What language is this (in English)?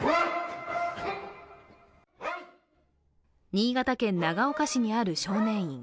Japanese